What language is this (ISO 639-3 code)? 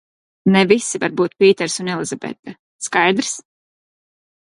lav